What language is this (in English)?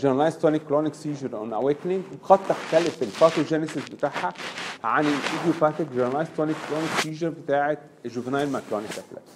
Arabic